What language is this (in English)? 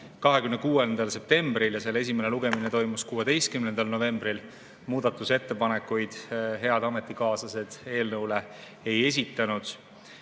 Estonian